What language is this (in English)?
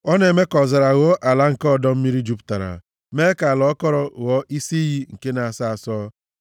Igbo